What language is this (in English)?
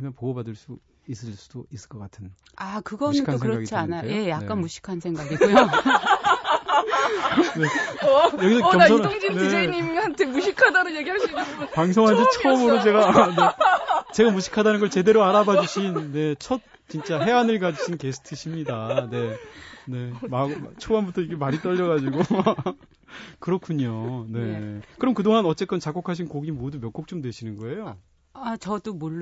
Korean